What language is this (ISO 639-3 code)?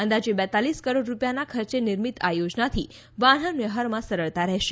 guj